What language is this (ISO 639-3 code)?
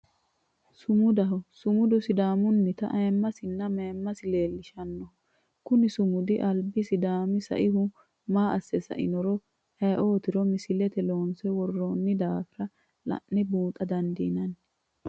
sid